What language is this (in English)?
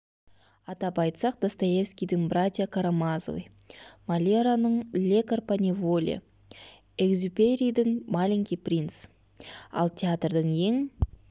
Kazakh